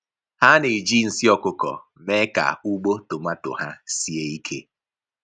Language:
Igbo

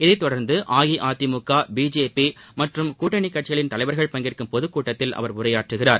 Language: Tamil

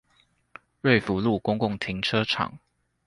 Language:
Chinese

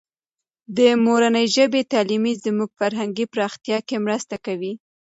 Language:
Pashto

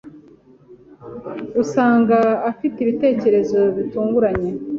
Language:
Kinyarwanda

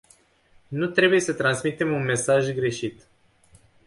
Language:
Romanian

